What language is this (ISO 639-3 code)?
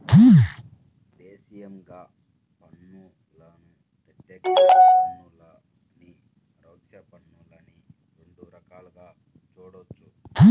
tel